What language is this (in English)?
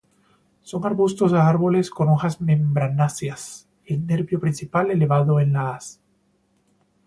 Spanish